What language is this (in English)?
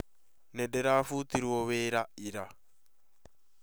Kikuyu